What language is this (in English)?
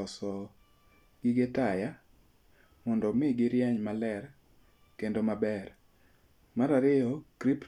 Luo (Kenya and Tanzania)